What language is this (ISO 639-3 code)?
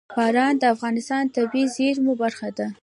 pus